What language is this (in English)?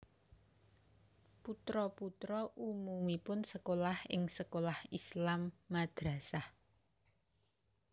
Javanese